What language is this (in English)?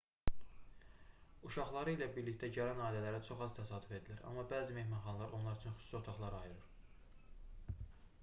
Azerbaijani